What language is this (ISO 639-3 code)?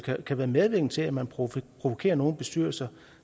dan